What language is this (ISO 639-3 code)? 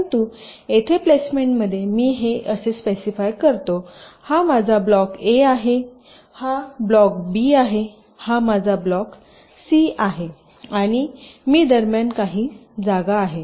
mar